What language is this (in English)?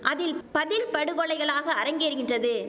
Tamil